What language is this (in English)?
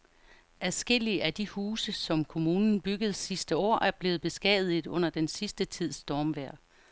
Danish